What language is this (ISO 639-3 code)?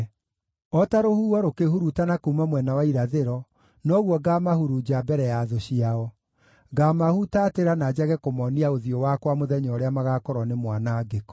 kik